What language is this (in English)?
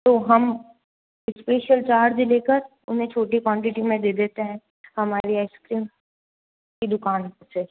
Hindi